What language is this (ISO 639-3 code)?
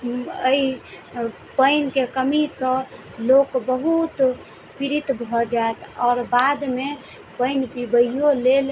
mai